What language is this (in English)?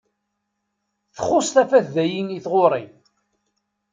Kabyle